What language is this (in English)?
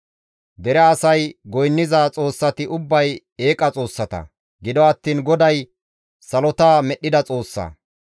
Gamo